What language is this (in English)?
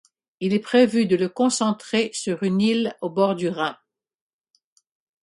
French